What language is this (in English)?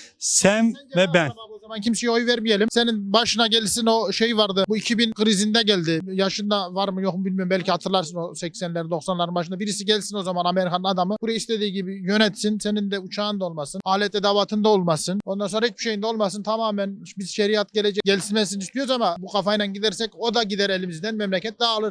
Turkish